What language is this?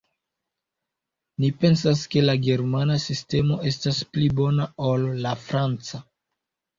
Esperanto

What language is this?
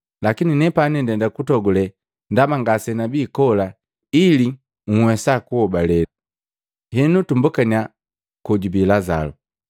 Matengo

